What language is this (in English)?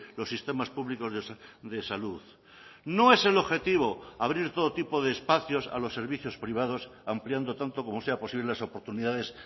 Spanish